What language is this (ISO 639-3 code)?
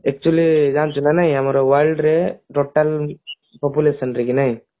ori